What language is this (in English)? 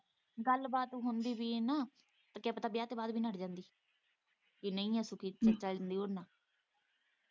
Punjabi